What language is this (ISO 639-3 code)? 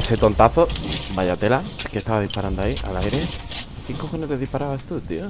spa